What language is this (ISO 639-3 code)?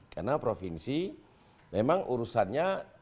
ind